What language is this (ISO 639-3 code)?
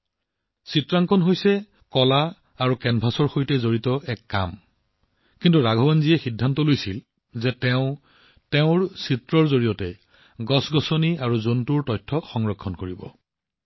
asm